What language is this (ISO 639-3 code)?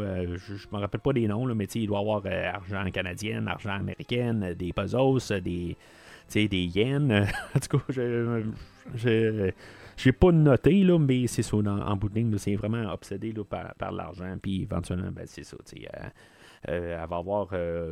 fra